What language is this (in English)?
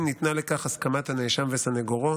Hebrew